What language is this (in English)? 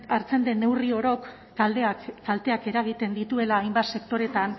Basque